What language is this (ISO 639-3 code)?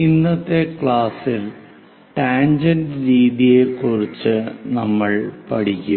mal